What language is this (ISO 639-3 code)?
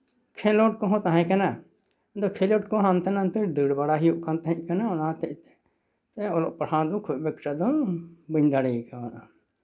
sat